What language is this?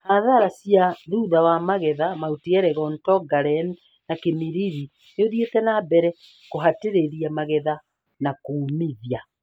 Kikuyu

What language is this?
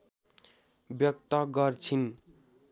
Nepali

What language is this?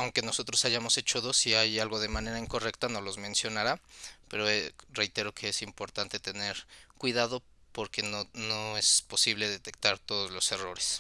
Spanish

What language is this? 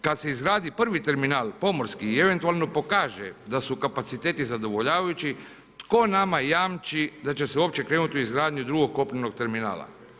Croatian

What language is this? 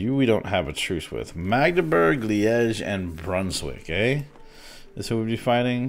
English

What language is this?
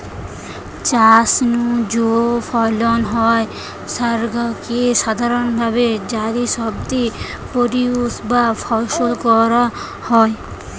Bangla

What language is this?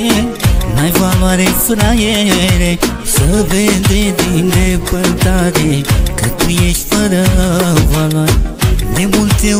Romanian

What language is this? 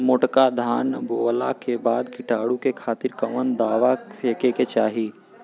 Bhojpuri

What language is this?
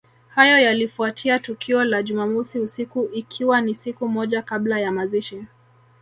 Swahili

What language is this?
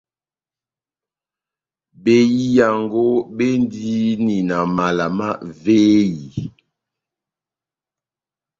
Batanga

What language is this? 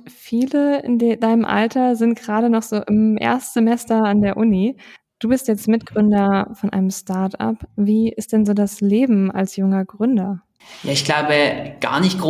German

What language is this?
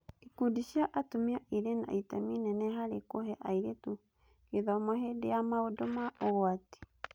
Kikuyu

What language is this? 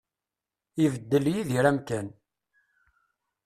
Kabyle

